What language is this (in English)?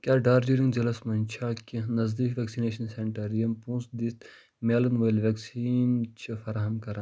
Kashmiri